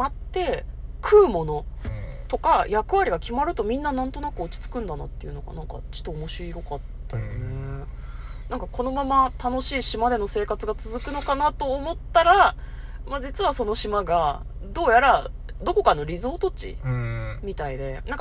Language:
Japanese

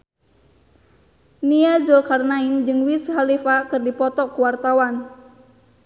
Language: Sundanese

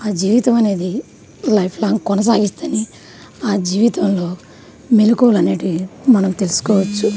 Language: Telugu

